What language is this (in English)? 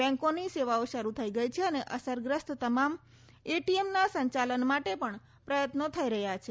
Gujarati